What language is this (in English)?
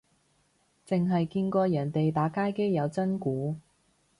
Cantonese